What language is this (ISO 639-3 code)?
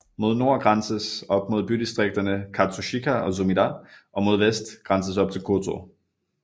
dan